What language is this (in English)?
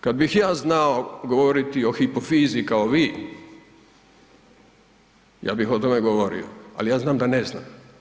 Croatian